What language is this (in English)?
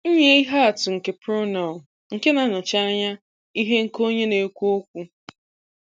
Igbo